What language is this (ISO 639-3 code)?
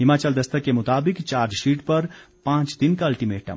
hin